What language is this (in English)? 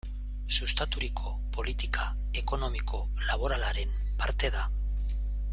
Basque